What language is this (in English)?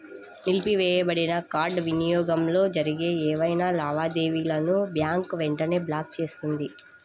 Telugu